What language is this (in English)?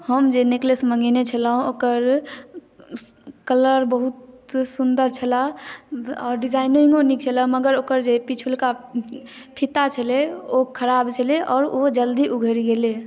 Maithili